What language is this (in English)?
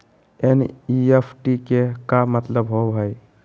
Magahi